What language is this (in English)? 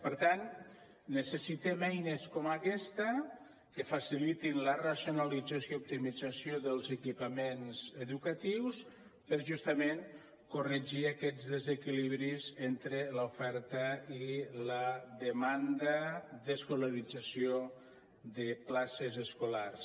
Catalan